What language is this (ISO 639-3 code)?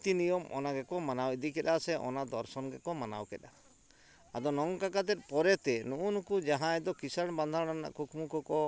sat